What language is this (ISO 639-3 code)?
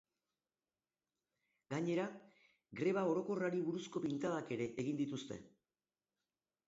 eus